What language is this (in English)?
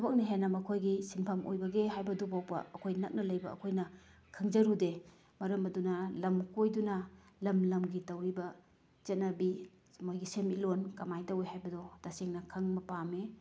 Manipuri